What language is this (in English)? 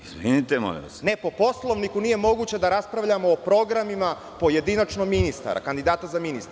Serbian